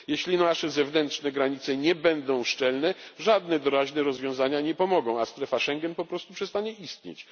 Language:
Polish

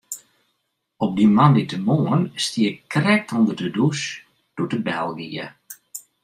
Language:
Western Frisian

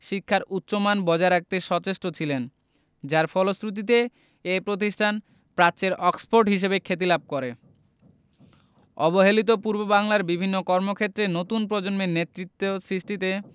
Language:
Bangla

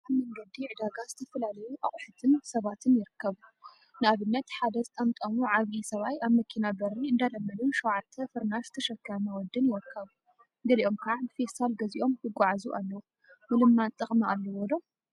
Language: Tigrinya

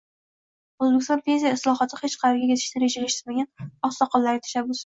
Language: Uzbek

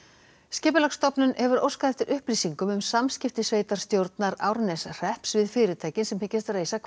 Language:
Icelandic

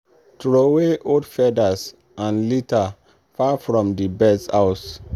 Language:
Nigerian Pidgin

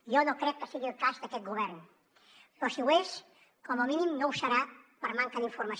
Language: Catalan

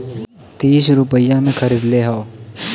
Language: Bhojpuri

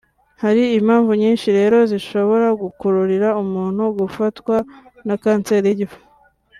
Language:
Kinyarwanda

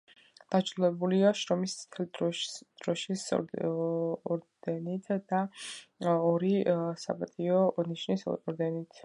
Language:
Georgian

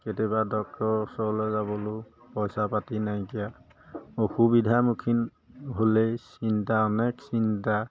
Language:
Assamese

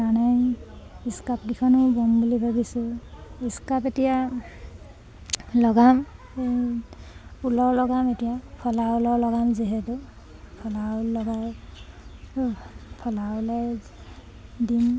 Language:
Assamese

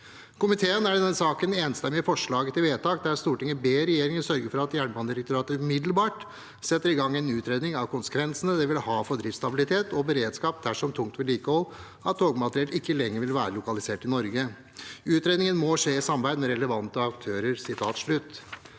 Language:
Norwegian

